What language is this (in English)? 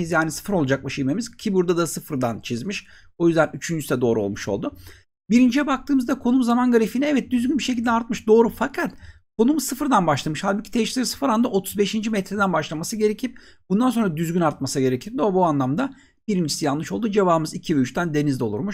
Turkish